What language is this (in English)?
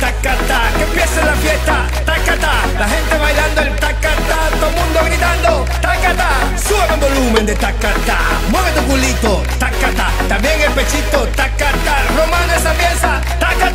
Hebrew